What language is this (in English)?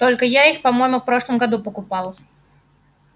Russian